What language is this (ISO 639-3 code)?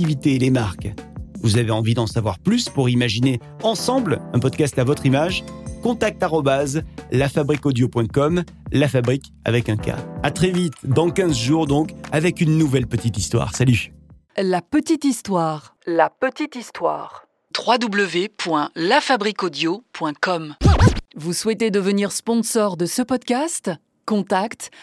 fra